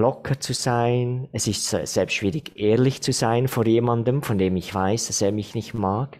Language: German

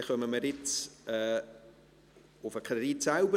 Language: Swiss German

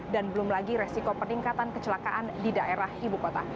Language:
Indonesian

